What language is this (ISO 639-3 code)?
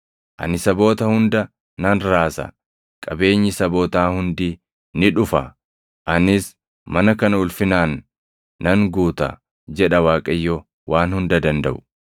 orm